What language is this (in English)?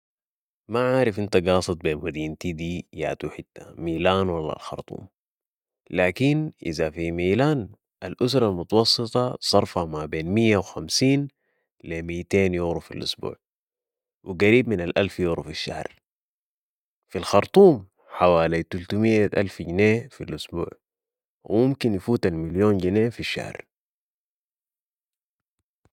Sudanese Arabic